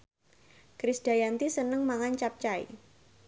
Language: Javanese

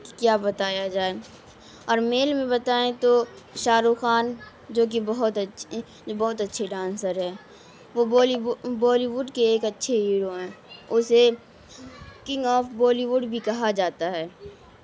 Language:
Urdu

